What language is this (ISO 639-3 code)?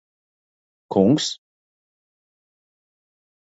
lav